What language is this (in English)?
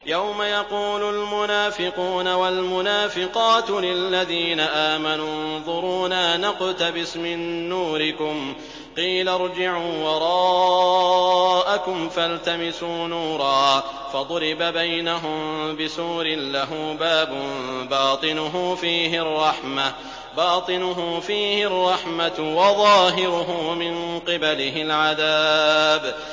Arabic